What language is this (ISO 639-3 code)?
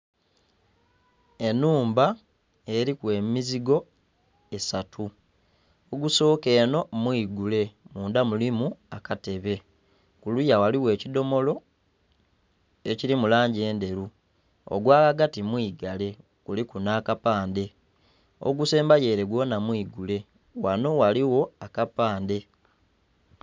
xog